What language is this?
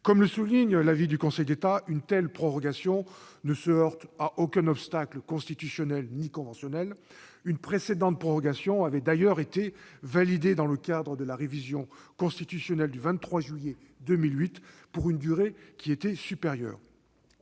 French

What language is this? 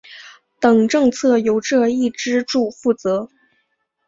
Chinese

